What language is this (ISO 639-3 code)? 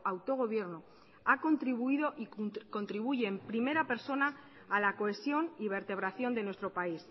spa